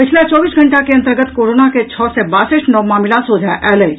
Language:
Maithili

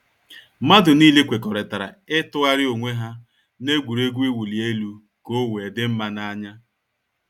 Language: Igbo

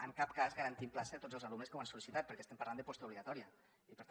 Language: Catalan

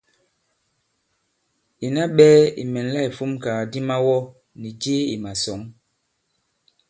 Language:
Bankon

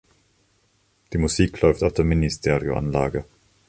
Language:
German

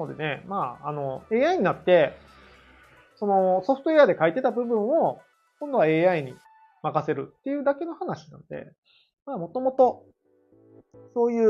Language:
Japanese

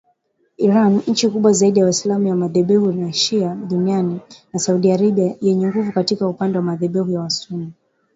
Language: Swahili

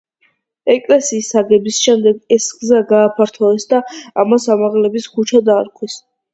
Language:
Georgian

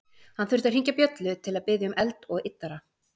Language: Icelandic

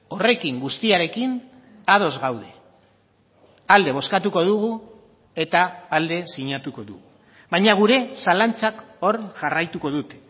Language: Basque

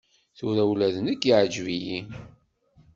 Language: Kabyle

